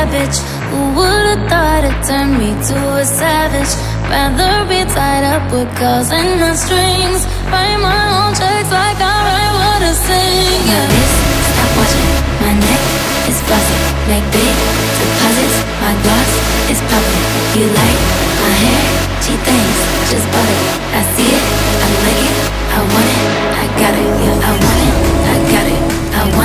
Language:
English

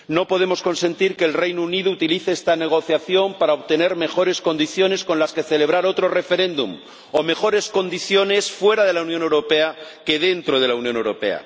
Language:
Spanish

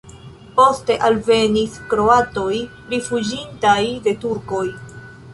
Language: Esperanto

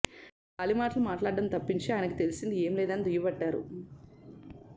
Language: Telugu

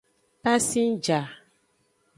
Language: Aja (Benin)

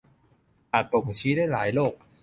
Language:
Thai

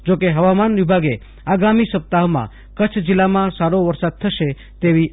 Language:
Gujarati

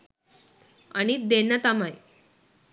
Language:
Sinhala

